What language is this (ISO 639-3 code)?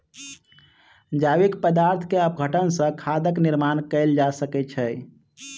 mai